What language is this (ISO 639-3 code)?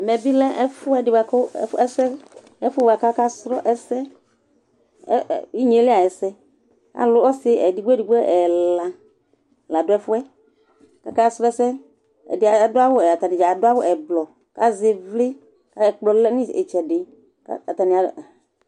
kpo